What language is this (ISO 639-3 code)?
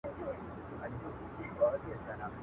pus